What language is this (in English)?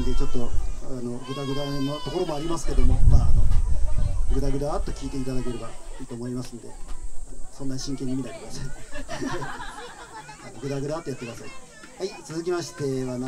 Japanese